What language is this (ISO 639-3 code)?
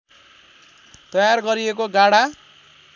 nep